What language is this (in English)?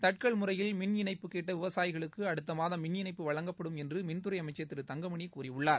Tamil